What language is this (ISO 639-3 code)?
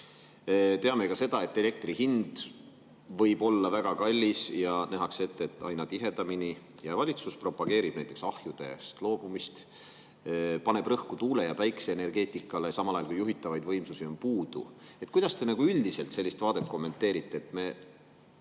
est